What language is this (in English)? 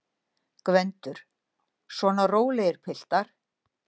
Icelandic